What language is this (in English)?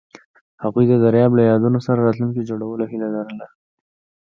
Pashto